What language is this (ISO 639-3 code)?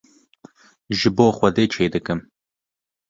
kur